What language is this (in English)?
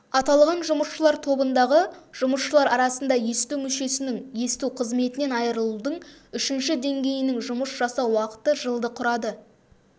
Kazakh